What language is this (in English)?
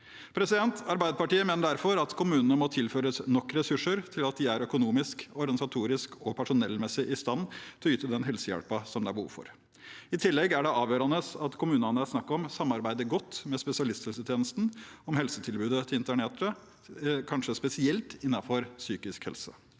Norwegian